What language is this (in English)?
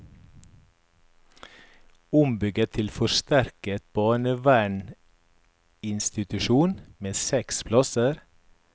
Norwegian